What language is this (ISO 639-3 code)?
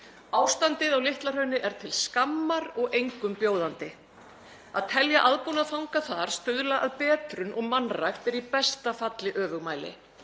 isl